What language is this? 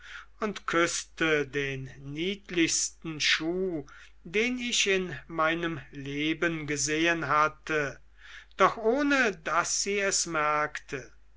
German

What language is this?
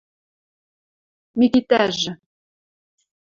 Western Mari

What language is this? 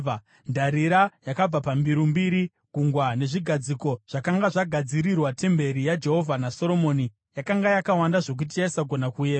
Shona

